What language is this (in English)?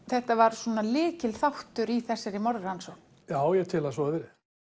Icelandic